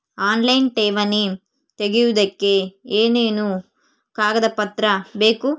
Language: Kannada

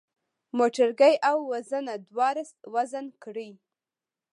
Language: Pashto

